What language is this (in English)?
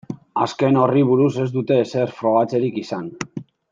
Basque